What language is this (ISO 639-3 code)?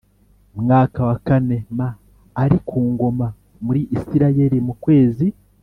kin